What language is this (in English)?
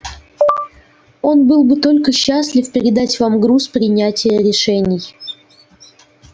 Russian